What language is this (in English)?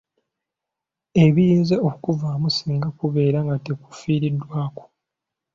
Ganda